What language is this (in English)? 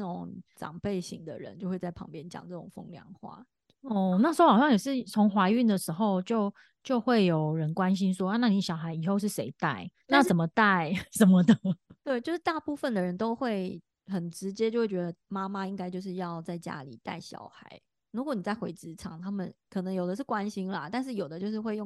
Chinese